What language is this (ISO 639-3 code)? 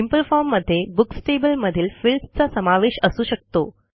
mar